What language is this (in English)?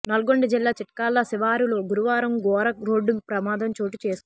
Telugu